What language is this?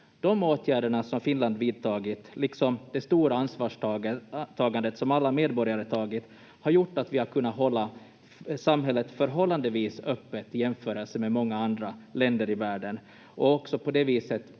Finnish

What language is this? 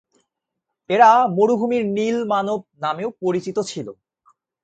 Bangla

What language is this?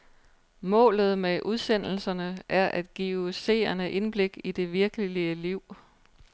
Danish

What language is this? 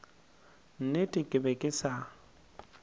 Northern Sotho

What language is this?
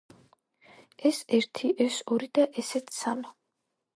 Georgian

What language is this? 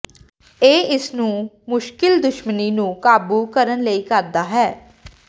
Punjabi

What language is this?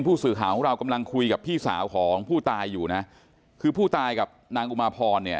Thai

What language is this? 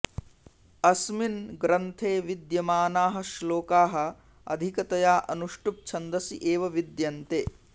Sanskrit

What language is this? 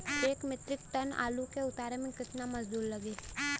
Bhojpuri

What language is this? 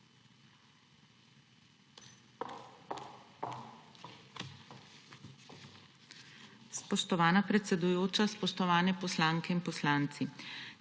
Slovenian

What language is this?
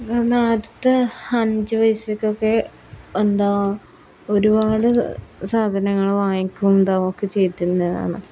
Malayalam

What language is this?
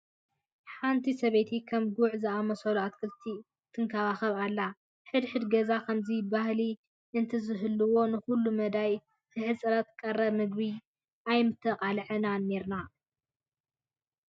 Tigrinya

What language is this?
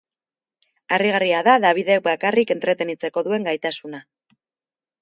Basque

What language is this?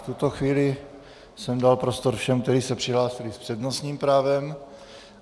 Czech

